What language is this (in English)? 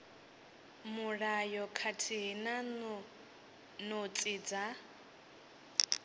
Venda